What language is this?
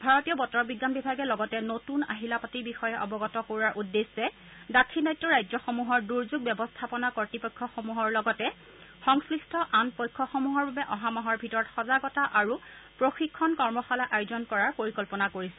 Assamese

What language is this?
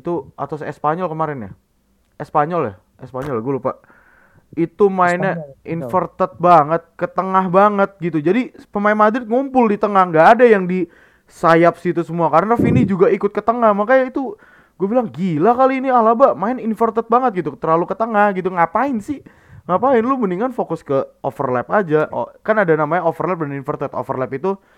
Indonesian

